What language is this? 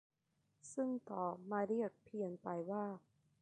Thai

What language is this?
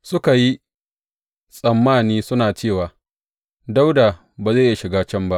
Hausa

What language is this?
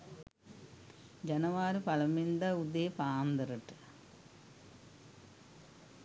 Sinhala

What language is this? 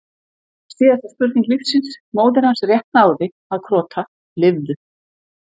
Icelandic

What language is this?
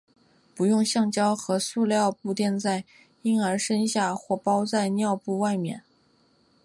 Chinese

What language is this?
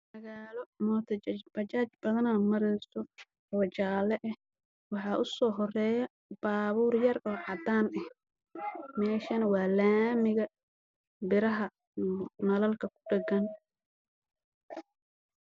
Somali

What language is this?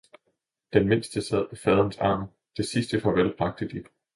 Danish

